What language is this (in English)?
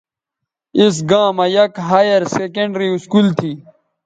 Bateri